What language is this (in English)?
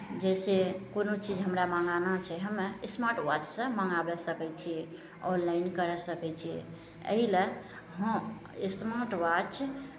Maithili